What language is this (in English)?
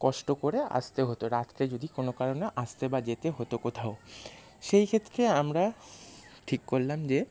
Bangla